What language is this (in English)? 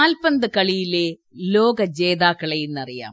Malayalam